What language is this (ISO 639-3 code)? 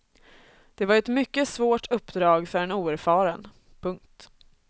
swe